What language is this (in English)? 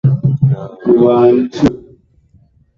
Swahili